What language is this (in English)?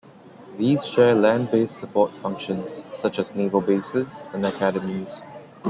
English